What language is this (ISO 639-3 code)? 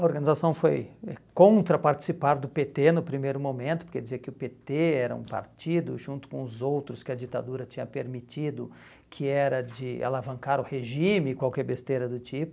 por